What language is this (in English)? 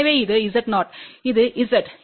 Tamil